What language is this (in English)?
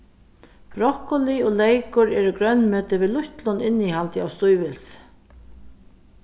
Faroese